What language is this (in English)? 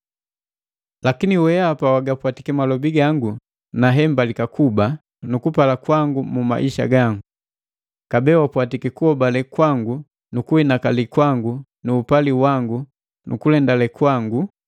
Matengo